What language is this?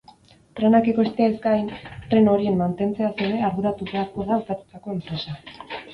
Basque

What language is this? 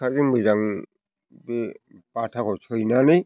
Bodo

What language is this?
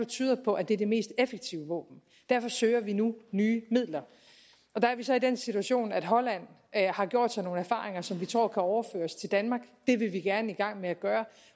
Danish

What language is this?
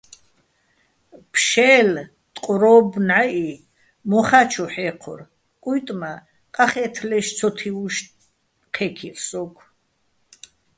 Bats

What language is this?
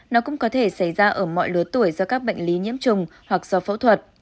Vietnamese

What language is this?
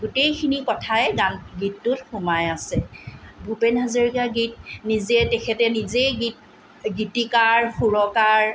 Assamese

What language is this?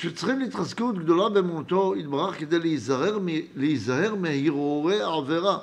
Hebrew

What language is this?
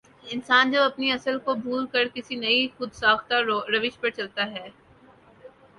Urdu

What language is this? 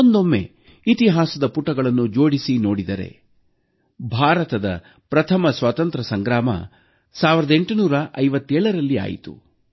Kannada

